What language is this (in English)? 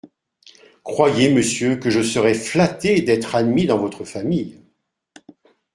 French